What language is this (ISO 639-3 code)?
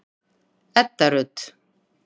isl